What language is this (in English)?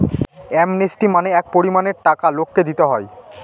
Bangla